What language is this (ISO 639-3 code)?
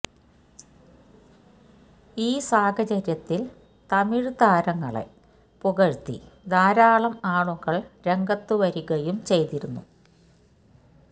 mal